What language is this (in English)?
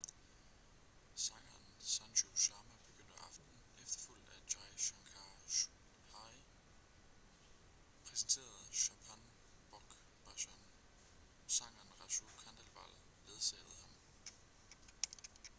Danish